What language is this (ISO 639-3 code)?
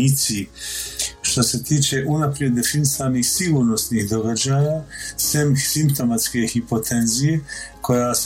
hrv